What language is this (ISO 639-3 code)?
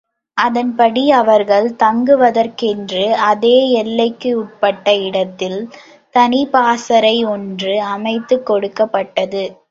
tam